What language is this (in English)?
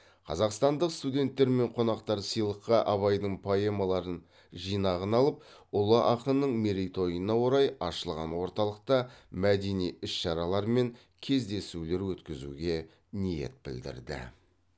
Kazakh